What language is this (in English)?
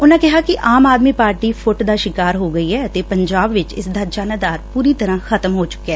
Punjabi